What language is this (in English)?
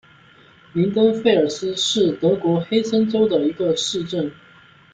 Chinese